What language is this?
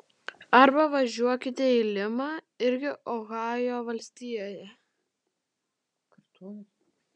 Lithuanian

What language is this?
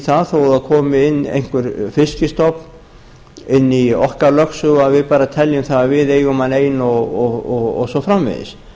Icelandic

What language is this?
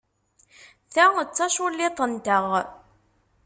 Kabyle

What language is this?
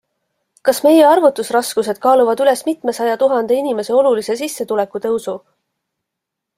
Estonian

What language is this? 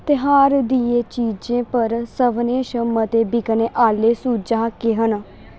Dogri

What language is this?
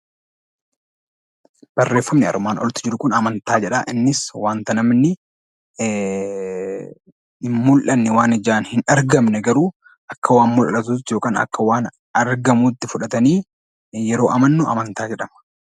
Oromo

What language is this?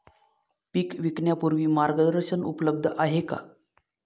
Marathi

